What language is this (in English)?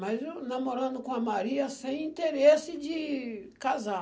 Portuguese